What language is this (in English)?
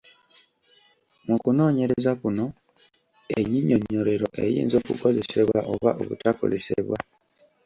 Ganda